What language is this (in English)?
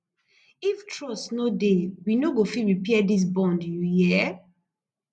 Nigerian Pidgin